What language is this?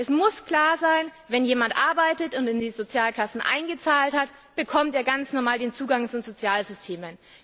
German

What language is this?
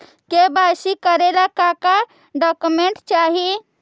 Magahi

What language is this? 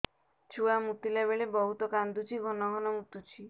Odia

